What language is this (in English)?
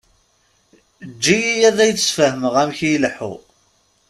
Kabyle